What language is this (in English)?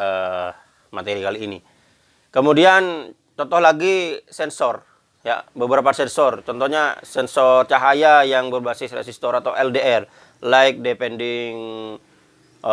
Indonesian